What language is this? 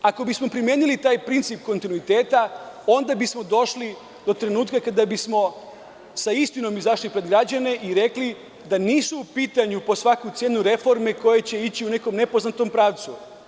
Serbian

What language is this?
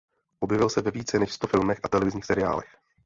Czech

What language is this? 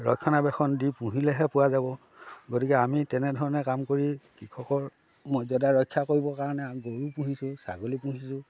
Assamese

